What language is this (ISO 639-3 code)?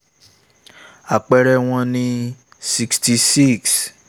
yor